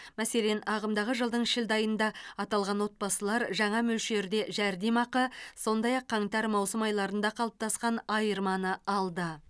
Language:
Kazakh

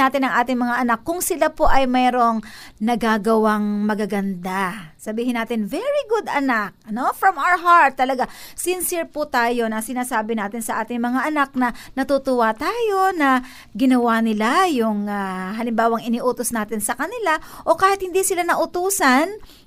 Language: Filipino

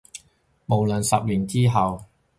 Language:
Cantonese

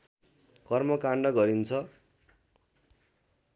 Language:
Nepali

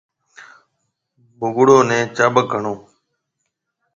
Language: Marwari (Pakistan)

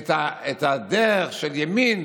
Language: Hebrew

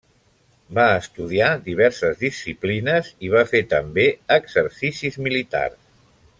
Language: Catalan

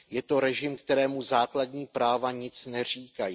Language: Czech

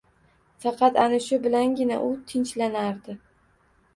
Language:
Uzbek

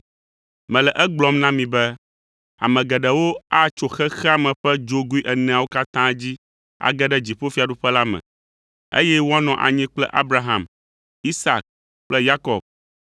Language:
Ewe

